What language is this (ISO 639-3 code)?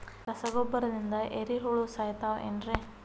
kan